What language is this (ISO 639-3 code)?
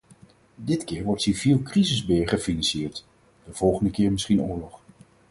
nld